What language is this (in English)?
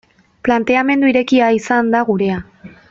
Basque